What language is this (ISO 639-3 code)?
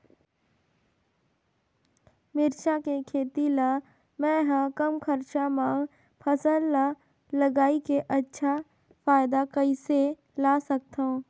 hne